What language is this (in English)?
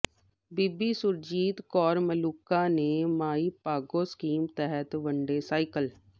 Punjabi